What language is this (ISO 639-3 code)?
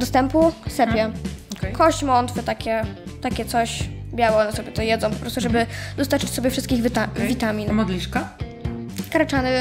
pol